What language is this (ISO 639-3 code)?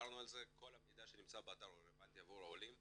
heb